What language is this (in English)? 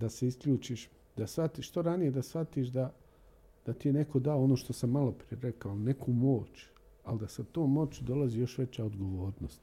Croatian